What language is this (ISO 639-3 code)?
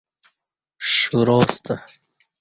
bsh